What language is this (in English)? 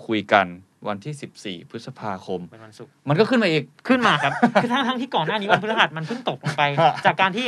Thai